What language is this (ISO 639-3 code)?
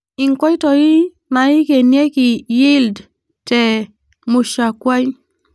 mas